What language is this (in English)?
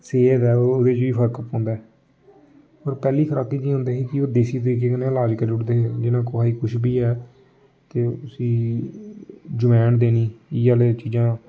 Dogri